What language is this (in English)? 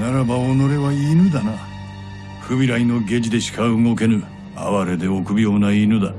Japanese